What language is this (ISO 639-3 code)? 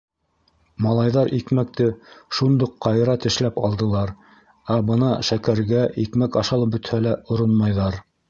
bak